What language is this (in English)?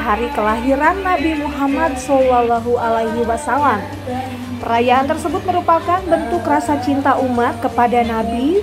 Indonesian